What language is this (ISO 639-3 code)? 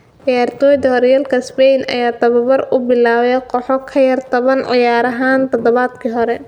som